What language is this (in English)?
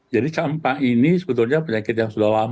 Indonesian